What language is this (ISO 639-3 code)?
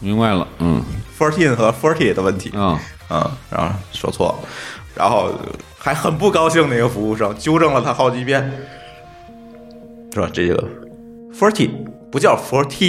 zho